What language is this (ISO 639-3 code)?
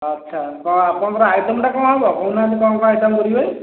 ori